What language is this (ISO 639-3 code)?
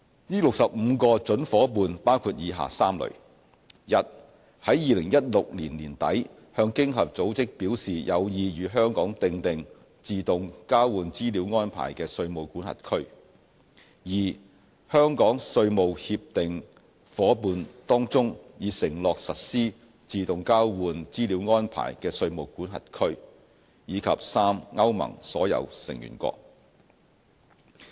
yue